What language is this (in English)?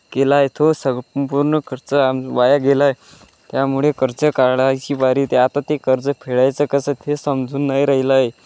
Marathi